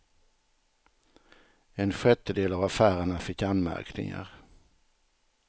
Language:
Swedish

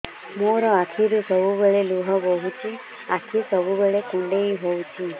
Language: Odia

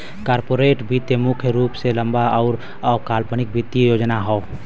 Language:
Bhojpuri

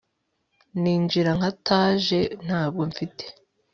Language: Kinyarwanda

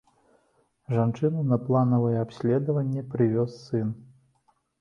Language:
Belarusian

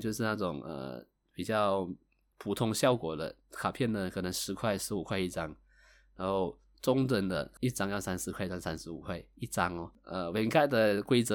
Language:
Chinese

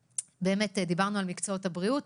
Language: Hebrew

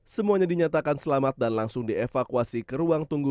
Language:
Indonesian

